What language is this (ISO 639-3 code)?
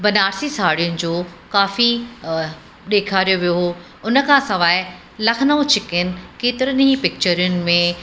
snd